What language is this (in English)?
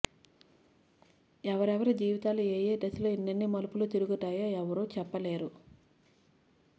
Telugu